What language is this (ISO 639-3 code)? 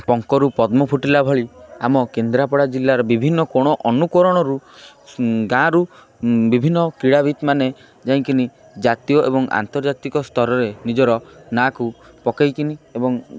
ori